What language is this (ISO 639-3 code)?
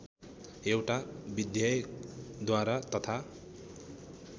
nep